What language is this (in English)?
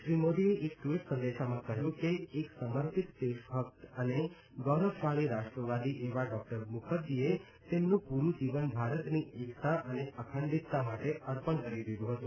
Gujarati